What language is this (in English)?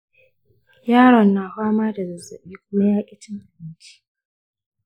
Hausa